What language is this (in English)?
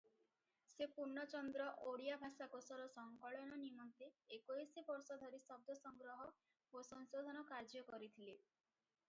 Odia